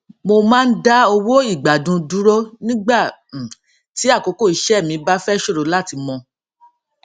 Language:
Yoruba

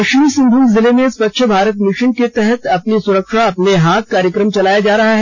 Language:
Hindi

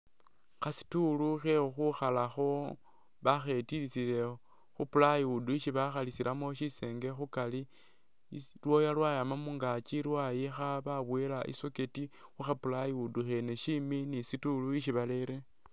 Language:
Masaaba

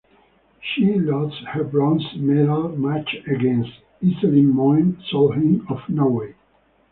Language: English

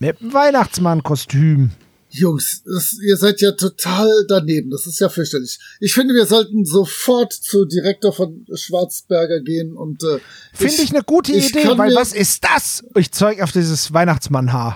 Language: German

